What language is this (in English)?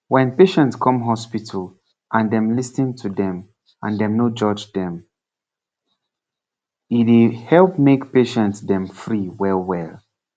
Nigerian Pidgin